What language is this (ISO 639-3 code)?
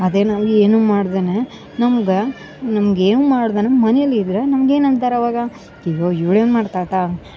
kan